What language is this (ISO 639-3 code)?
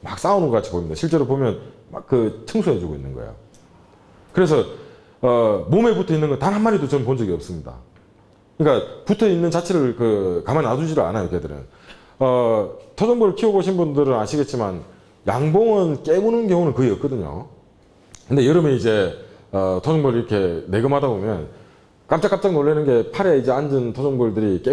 kor